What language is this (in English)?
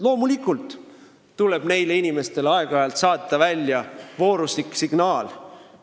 Estonian